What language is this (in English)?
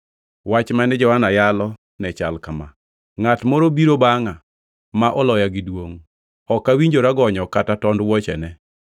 Luo (Kenya and Tanzania)